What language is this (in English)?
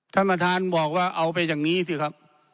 Thai